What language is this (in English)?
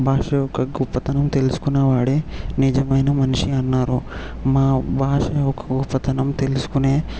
Telugu